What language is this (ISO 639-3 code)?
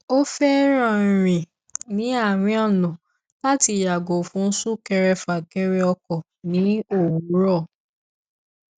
yor